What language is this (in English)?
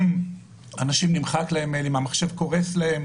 Hebrew